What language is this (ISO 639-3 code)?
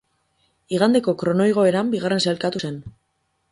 eus